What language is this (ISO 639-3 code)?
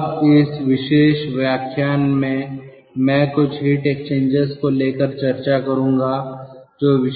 hin